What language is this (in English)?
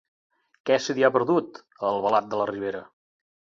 Catalan